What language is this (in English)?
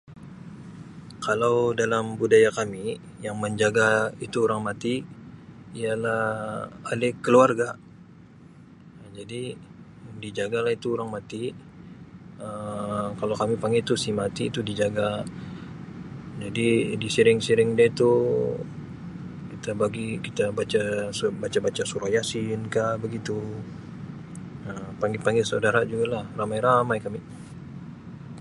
Sabah Malay